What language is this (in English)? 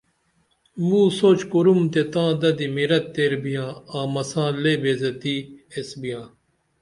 Dameli